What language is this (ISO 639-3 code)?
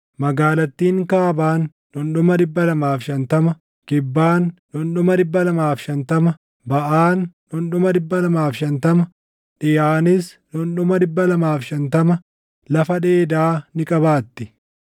orm